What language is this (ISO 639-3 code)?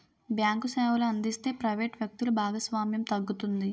tel